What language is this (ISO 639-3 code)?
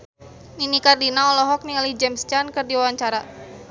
sun